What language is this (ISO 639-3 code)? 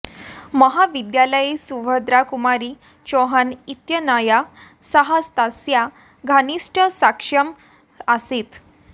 san